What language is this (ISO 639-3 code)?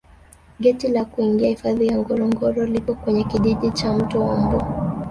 swa